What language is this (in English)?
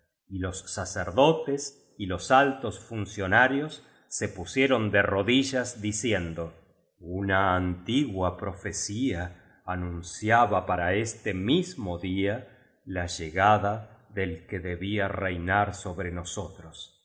Spanish